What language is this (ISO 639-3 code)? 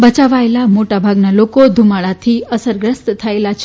guj